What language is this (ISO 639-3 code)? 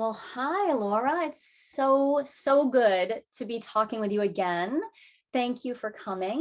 eng